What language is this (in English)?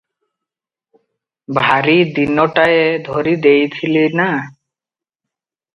Odia